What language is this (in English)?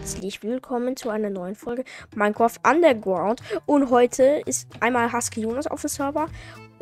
German